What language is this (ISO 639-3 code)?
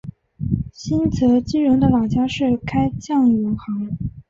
zho